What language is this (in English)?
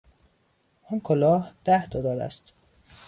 Persian